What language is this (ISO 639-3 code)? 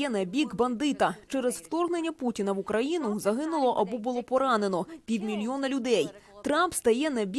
ukr